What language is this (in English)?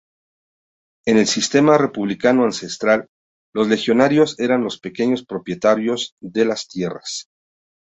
Spanish